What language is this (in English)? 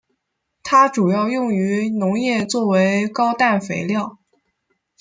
Chinese